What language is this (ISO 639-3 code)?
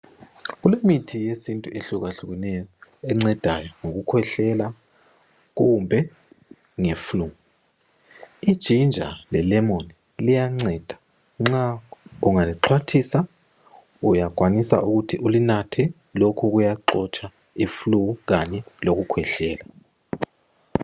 nde